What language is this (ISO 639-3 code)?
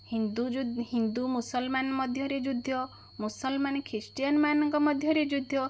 ori